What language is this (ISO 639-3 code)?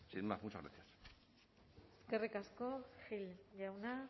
eus